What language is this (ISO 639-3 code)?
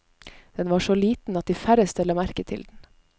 nor